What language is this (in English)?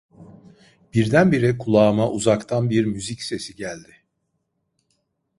Turkish